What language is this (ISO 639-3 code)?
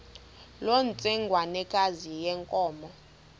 xho